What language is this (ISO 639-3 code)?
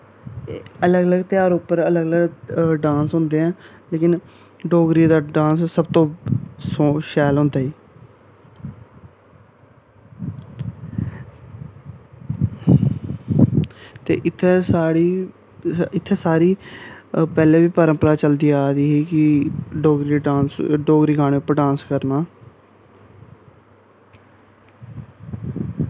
doi